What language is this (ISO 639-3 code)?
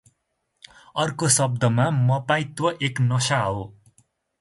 nep